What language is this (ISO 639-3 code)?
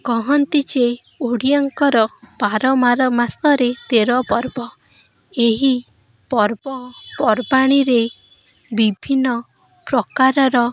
ori